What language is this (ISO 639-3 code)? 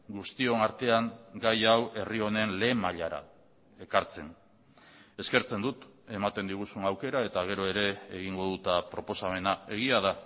eus